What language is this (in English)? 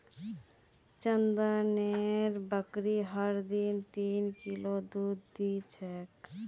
Magahi